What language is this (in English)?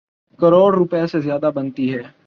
Urdu